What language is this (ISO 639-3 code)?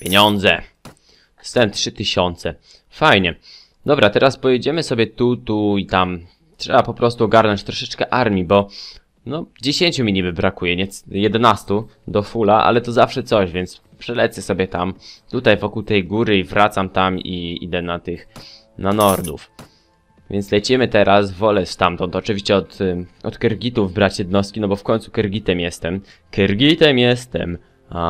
pol